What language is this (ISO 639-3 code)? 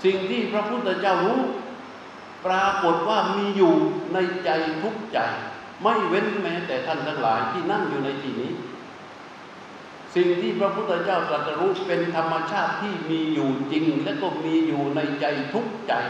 tha